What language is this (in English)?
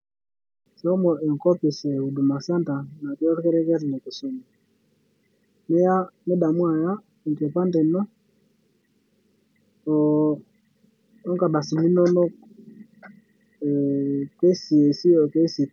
Masai